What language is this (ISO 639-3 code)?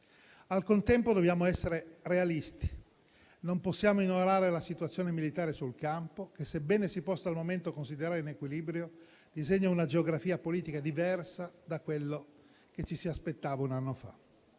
ita